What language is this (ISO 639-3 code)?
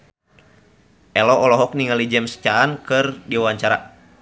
sun